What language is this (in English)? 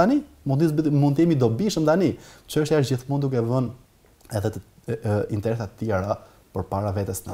Dutch